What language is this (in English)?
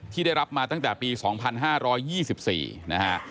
Thai